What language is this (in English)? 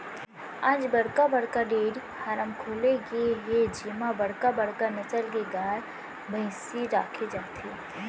Chhattisgarhi